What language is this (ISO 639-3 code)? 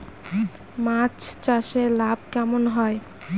ben